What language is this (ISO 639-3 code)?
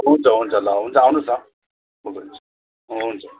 nep